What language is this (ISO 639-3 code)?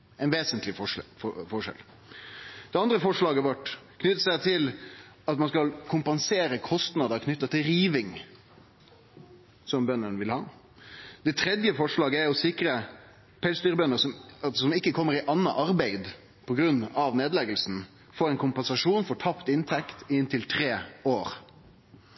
nno